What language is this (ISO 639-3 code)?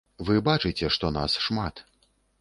bel